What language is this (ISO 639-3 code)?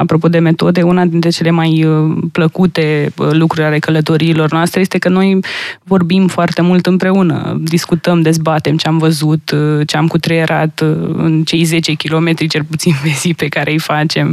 ron